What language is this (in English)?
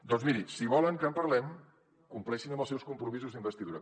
Catalan